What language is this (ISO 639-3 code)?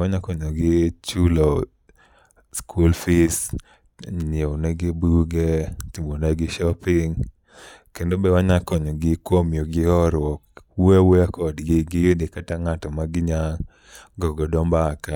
luo